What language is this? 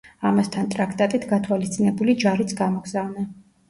Georgian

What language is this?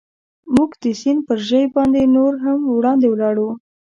Pashto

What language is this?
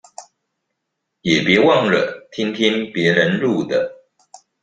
Chinese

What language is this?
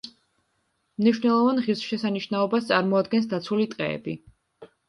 Georgian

